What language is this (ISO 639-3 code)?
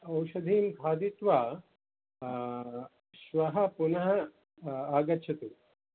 san